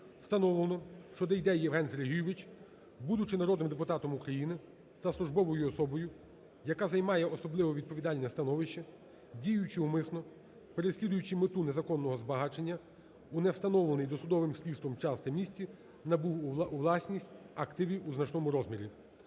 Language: Ukrainian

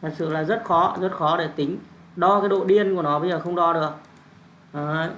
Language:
Vietnamese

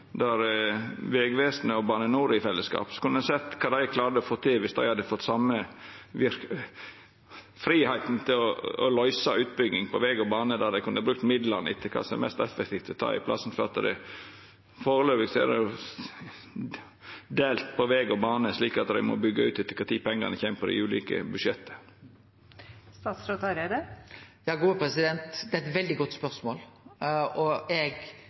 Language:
Norwegian Nynorsk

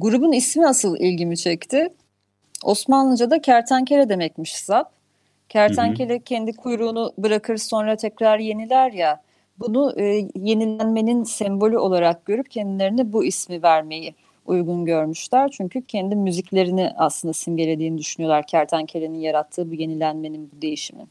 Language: Turkish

